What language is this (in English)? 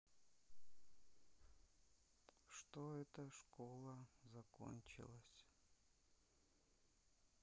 Russian